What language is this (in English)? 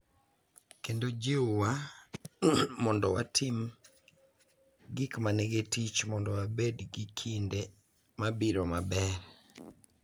Luo (Kenya and Tanzania)